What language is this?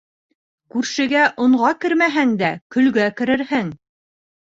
Bashkir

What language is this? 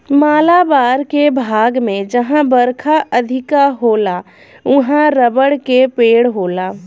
Bhojpuri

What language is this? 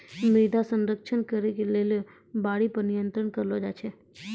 Maithili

